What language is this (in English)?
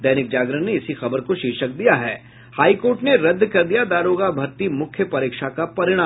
Hindi